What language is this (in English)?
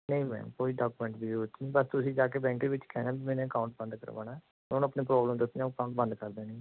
Punjabi